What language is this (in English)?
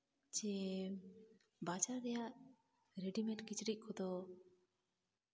Santali